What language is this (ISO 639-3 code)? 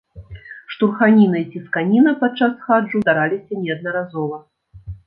bel